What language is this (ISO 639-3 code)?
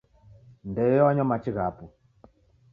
dav